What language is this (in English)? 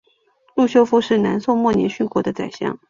Chinese